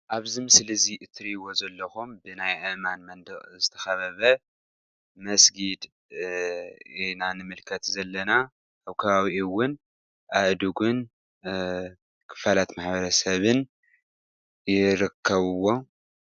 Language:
Tigrinya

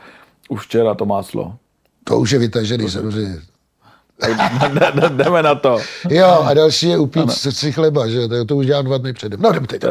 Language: Czech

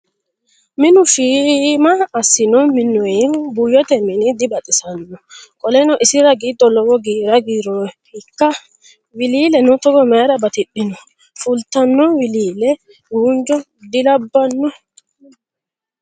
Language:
Sidamo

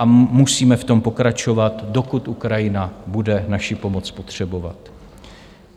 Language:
Czech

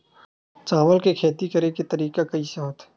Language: Chhattisgarhi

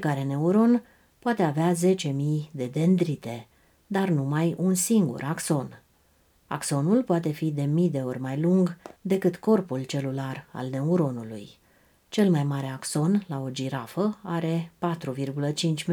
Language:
Romanian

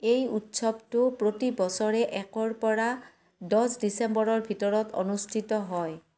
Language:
Assamese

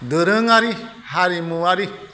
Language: Bodo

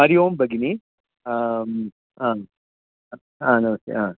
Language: Sanskrit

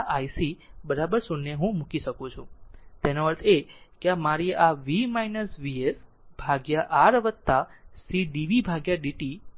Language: Gujarati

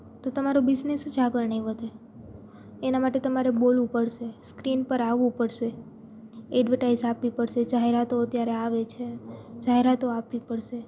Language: Gujarati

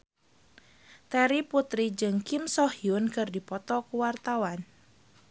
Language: Sundanese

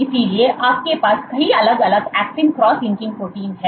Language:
Hindi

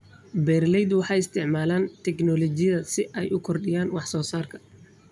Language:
Somali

